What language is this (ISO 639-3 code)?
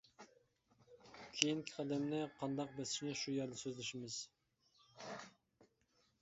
uig